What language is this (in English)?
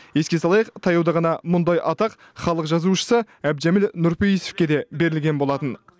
Kazakh